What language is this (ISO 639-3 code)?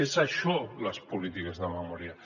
cat